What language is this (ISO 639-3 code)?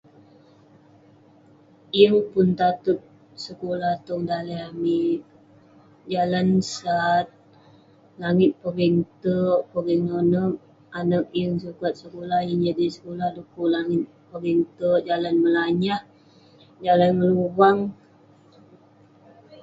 pne